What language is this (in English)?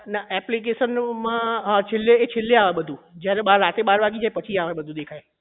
Gujarati